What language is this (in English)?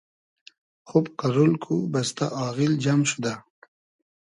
Hazaragi